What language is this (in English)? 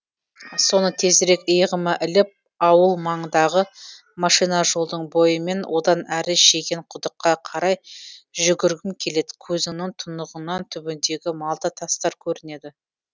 Kazakh